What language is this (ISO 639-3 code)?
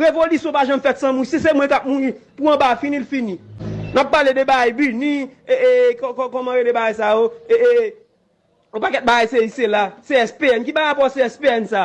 fra